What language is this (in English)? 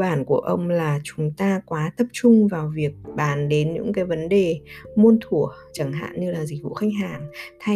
Vietnamese